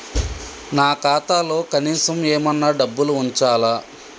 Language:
Telugu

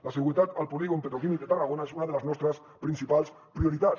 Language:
Catalan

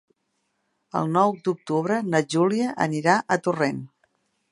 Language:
Catalan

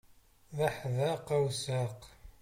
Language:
Kabyle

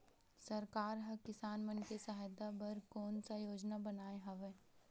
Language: Chhattisgarhi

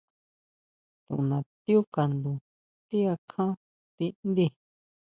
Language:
Huautla Mazatec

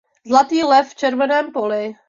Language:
Czech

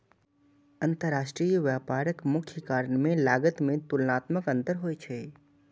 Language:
Maithili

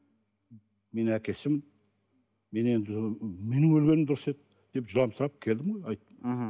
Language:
Kazakh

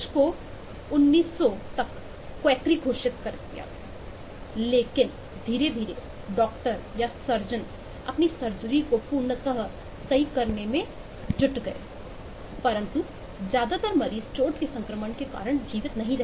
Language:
Hindi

